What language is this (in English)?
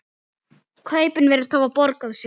Icelandic